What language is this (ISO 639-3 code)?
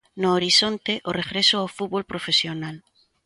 glg